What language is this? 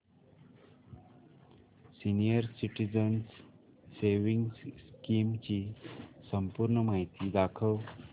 Marathi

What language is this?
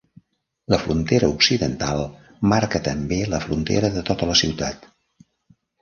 Catalan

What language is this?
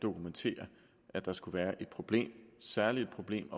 Danish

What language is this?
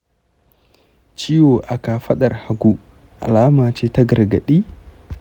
Hausa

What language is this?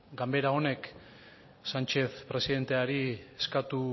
Basque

